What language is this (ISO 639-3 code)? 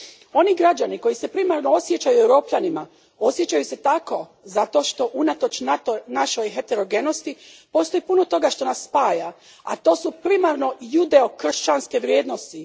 hrv